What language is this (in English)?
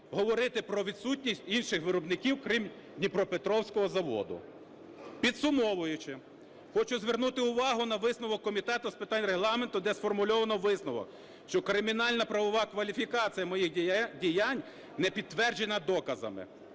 Ukrainian